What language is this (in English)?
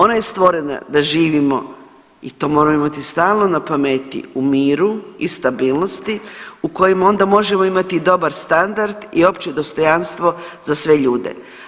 Croatian